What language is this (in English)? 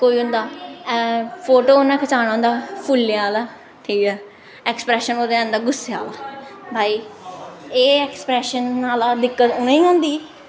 Dogri